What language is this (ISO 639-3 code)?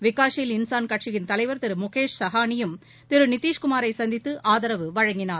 tam